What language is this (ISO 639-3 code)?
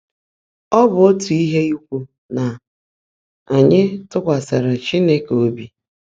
ibo